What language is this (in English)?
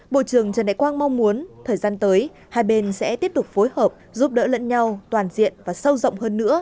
Vietnamese